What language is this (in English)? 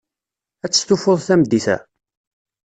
Kabyle